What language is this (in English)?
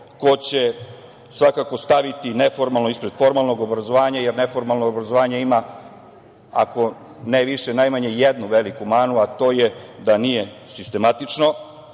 Serbian